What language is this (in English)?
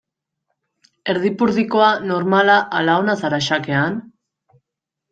Basque